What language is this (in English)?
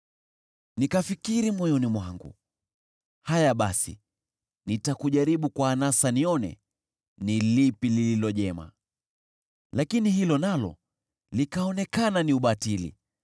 Swahili